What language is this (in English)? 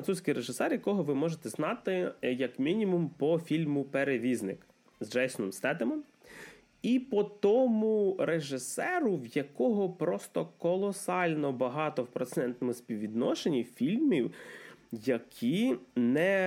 Ukrainian